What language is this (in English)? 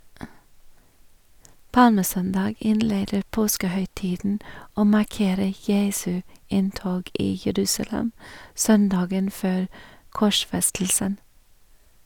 Norwegian